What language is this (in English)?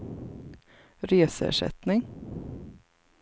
Swedish